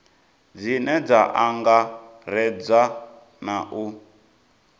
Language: Venda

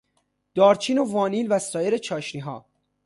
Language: Persian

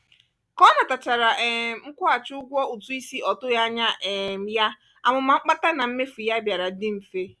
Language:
Igbo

